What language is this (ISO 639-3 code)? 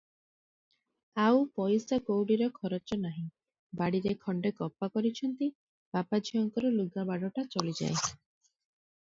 ori